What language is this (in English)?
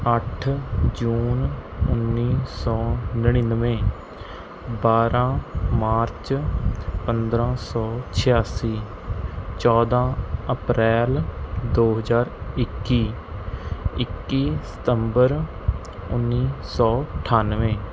Punjabi